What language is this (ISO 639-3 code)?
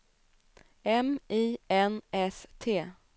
swe